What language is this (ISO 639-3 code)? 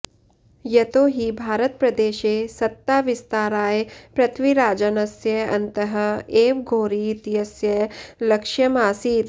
san